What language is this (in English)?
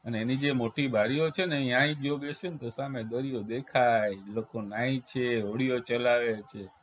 Gujarati